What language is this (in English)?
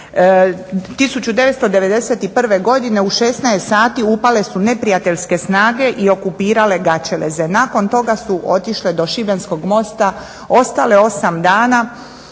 Croatian